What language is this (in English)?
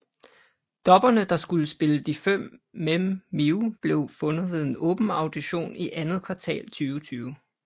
Danish